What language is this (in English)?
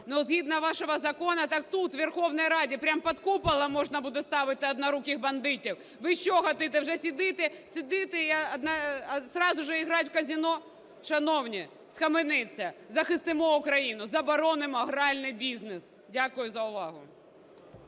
Ukrainian